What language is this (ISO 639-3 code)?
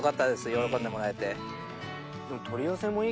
jpn